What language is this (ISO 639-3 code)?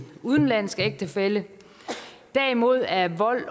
dan